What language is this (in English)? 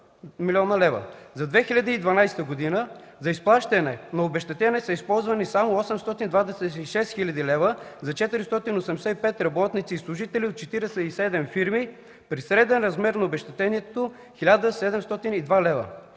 Bulgarian